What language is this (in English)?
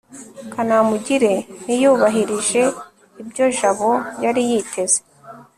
Kinyarwanda